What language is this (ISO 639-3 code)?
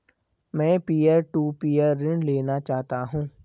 hin